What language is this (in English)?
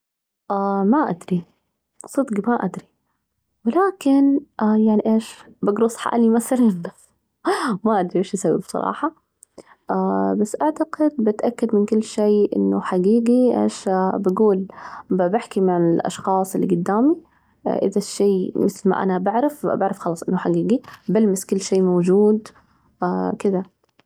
Najdi Arabic